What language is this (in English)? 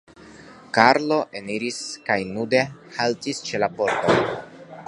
Esperanto